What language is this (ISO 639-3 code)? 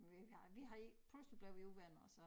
dan